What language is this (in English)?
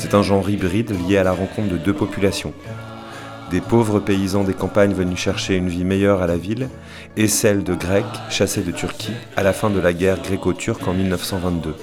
French